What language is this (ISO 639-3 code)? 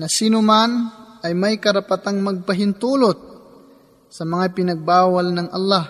fil